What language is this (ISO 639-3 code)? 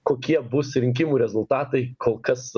lit